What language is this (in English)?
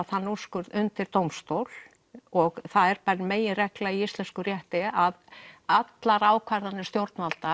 Icelandic